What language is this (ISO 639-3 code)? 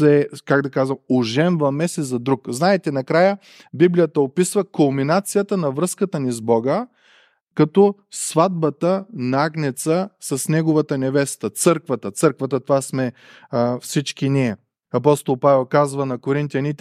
bul